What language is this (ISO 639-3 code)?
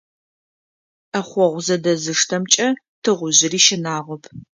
ady